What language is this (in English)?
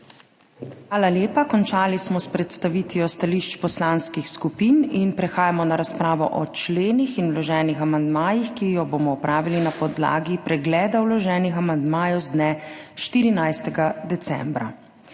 Slovenian